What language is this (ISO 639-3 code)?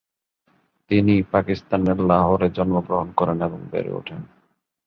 ben